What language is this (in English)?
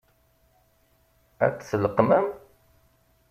Kabyle